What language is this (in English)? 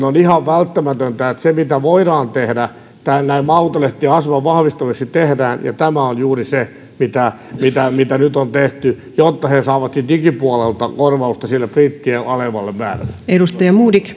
Finnish